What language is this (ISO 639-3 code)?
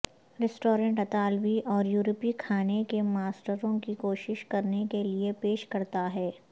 urd